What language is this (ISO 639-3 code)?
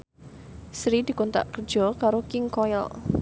jav